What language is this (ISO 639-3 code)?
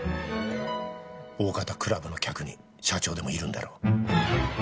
jpn